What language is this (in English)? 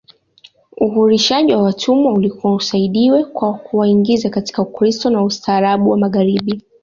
Swahili